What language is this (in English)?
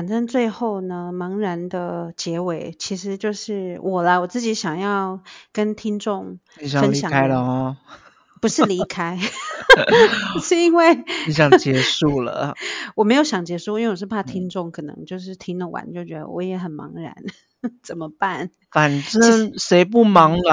Chinese